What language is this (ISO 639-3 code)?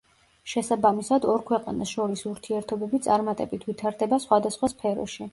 kat